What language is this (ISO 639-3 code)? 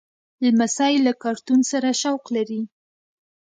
pus